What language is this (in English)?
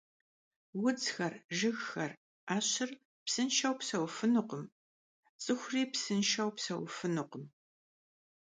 Kabardian